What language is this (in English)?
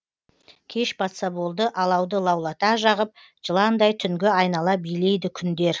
Kazakh